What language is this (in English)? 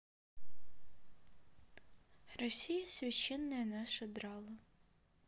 Russian